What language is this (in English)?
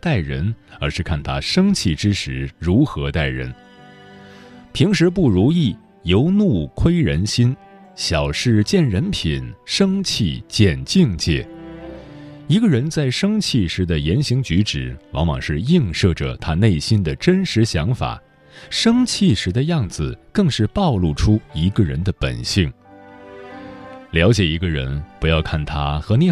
Chinese